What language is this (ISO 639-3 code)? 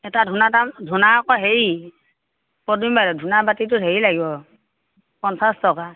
asm